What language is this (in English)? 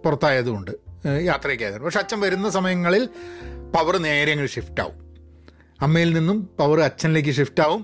Malayalam